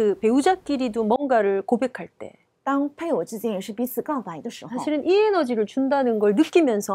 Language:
Korean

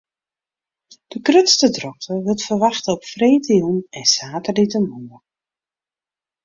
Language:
Western Frisian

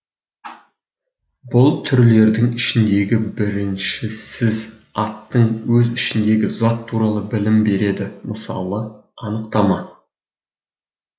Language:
Kazakh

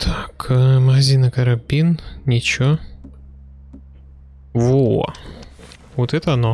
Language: Russian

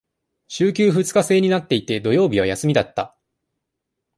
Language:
Japanese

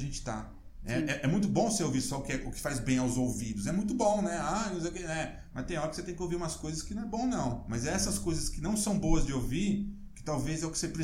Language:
Portuguese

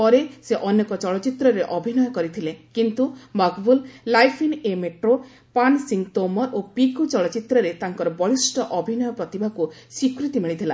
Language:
Odia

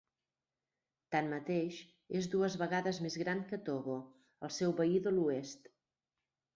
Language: Catalan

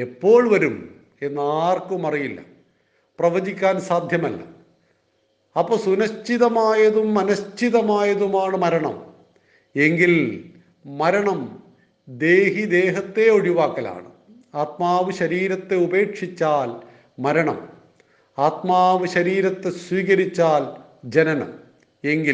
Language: Malayalam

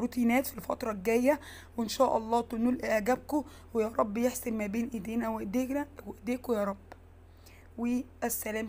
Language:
Arabic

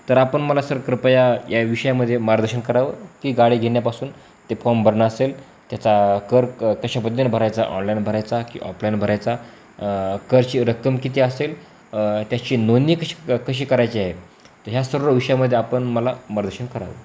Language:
Marathi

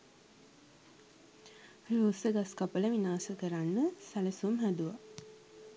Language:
Sinhala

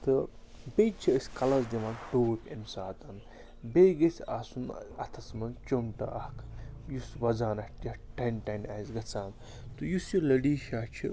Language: Kashmiri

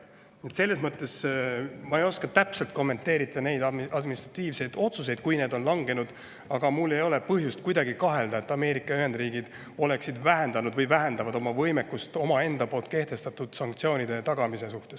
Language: Estonian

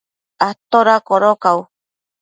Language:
Matsés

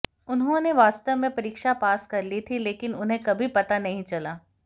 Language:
Hindi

